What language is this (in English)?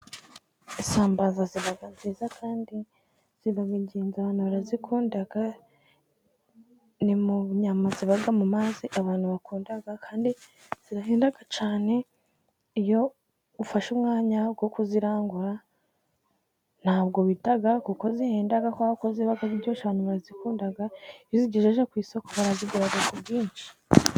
Kinyarwanda